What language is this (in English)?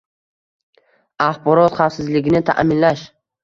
Uzbek